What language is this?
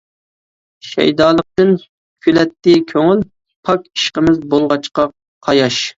Uyghur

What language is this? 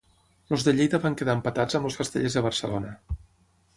Catalan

